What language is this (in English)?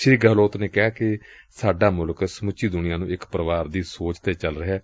Punjabi